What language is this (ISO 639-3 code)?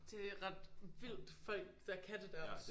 dan